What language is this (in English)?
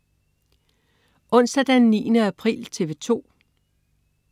Danish